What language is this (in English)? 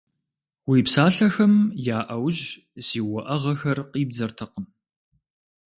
Kabardian